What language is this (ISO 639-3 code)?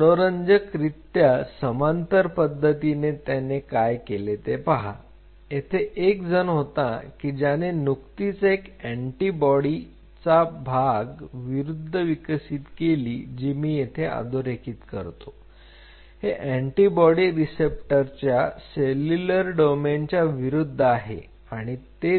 mar